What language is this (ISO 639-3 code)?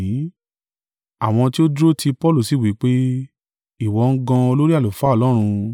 yor